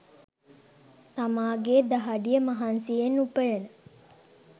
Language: Sinhala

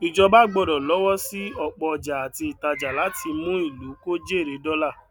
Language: Yoruba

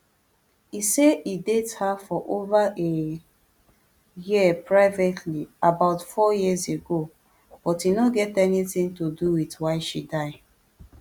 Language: Nigerian Pidgin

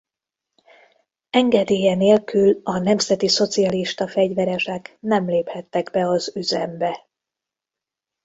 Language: Hungarian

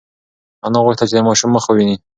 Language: Pashto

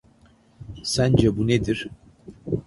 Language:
Turkish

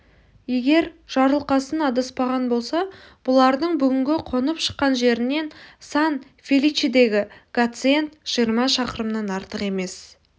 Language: Kazakh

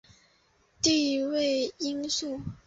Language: Chinese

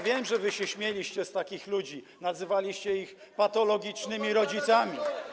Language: Polish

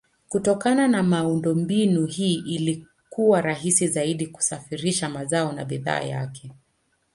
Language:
Swahili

